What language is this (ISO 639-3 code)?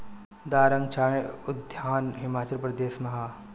bho